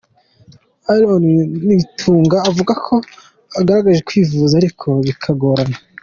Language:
Kinyarwanda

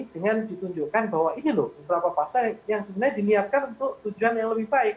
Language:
Indonesian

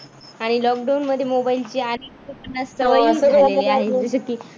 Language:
Marathi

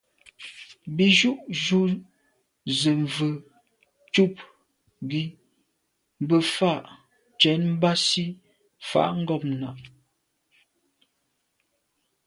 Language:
Medumba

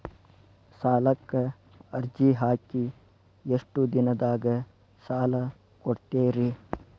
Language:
Kannada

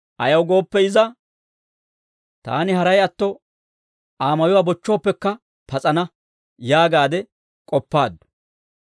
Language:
Dawro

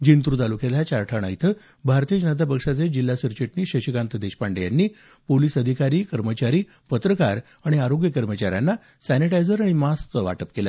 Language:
Marathi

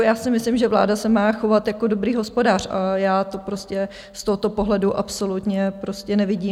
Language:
Czech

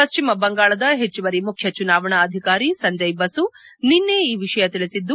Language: Kannada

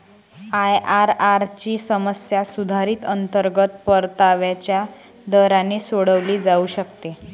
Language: Marathi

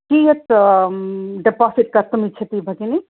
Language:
Sanskrit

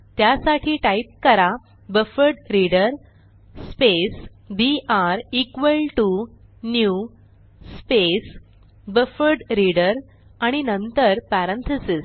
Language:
Marathi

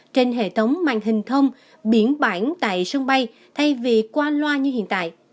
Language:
Vietnamese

